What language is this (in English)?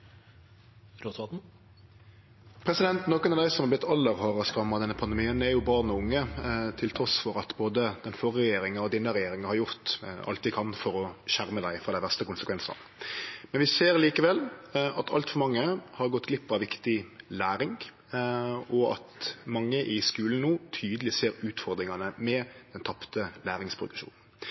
Norwegian Nynorsk